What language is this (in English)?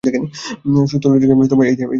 Bangla